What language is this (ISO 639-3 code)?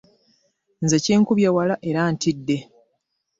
lug